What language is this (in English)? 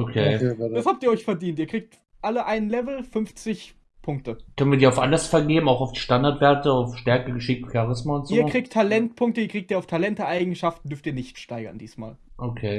German